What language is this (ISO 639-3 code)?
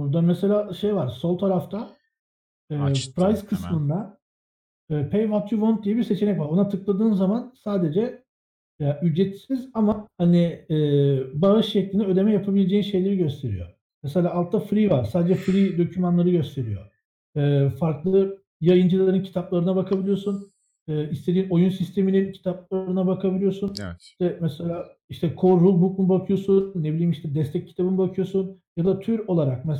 tur